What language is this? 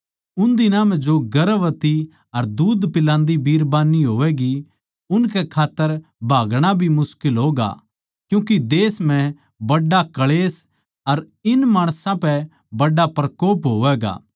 Haryanvi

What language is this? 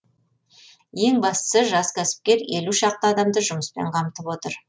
Kazakh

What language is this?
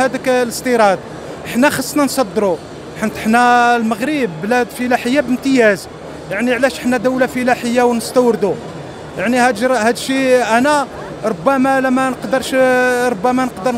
Arabic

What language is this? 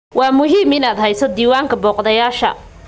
Somali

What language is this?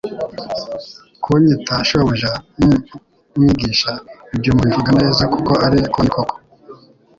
Kinyarwanda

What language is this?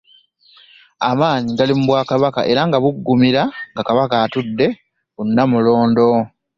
Ganda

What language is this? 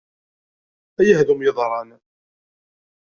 Kabyle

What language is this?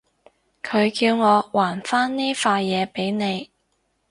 Cantonese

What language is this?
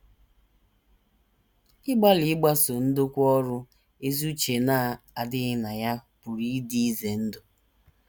Igbo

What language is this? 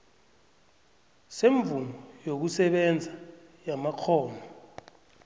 South Ndebele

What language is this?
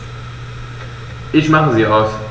German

